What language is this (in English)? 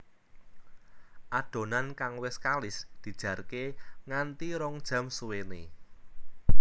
Javanese